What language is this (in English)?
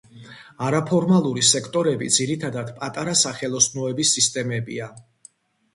Georgian